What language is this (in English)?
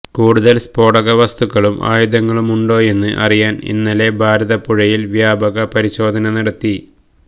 Malayalam